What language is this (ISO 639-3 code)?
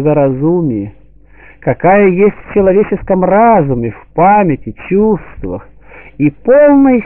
rus